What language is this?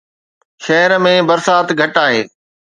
Sindhi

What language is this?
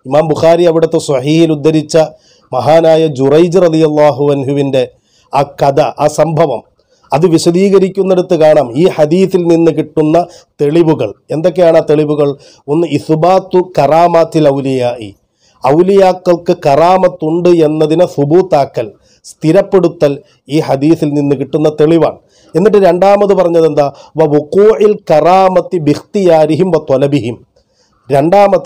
Arabic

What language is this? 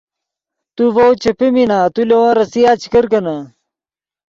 Yidgha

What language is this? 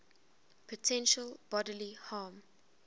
English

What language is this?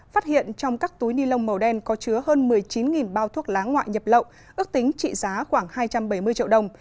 Vietnamese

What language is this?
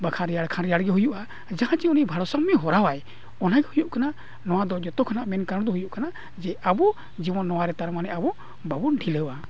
Santali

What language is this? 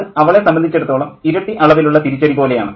Malayalam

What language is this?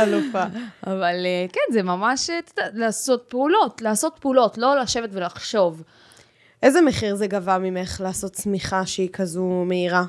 Hebrew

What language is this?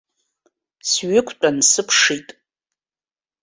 Abkhazian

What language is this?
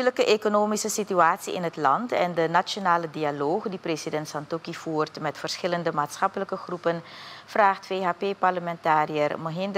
Dutch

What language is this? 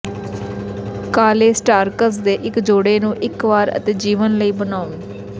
Punjabi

